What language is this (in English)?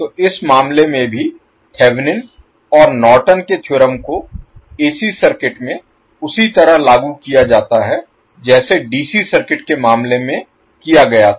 Hindi